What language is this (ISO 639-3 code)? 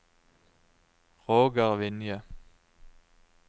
nor